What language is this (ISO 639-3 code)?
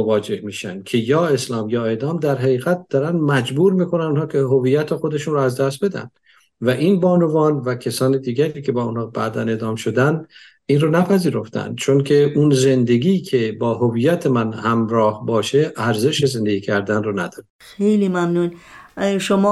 fas